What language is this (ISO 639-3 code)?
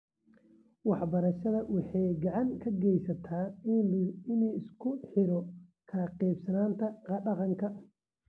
som